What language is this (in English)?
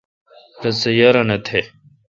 Kalkoti